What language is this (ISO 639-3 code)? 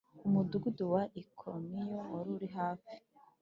kin